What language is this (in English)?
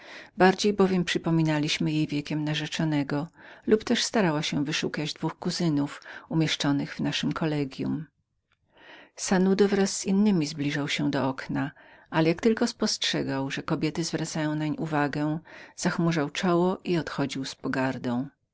Polish